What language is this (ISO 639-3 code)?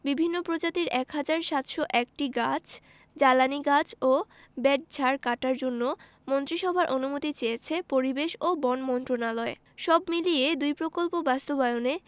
ben